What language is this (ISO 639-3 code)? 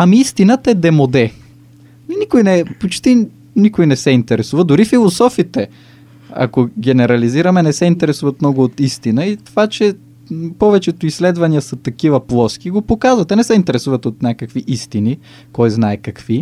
bul